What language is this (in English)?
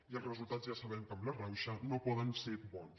Catalan